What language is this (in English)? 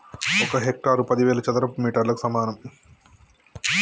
Telugu